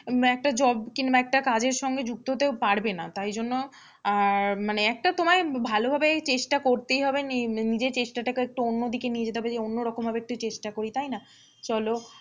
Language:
Bangla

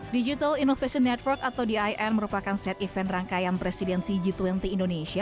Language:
Indonesian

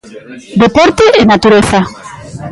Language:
Galician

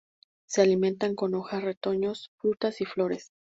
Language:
Spanish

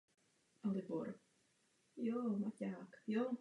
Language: Czech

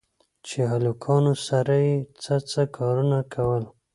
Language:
Pashto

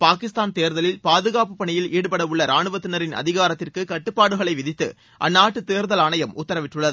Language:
Tamil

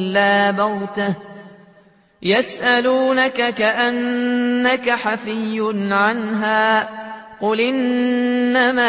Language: Arabic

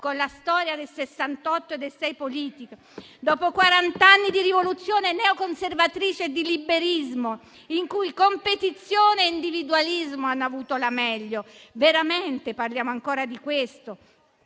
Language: Italian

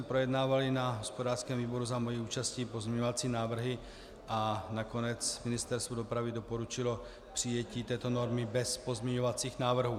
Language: Czech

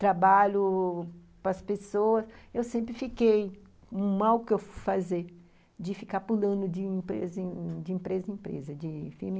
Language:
Portuguese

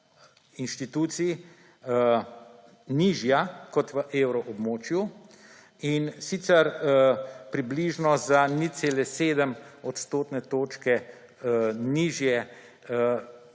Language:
Slovenian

